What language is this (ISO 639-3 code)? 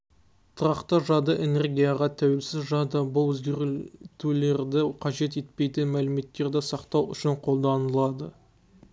kaz